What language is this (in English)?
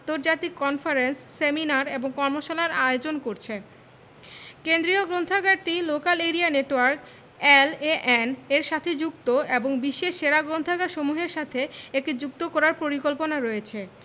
Bangla